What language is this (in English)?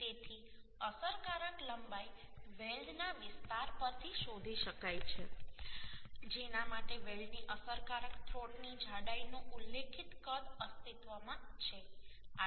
Gujarati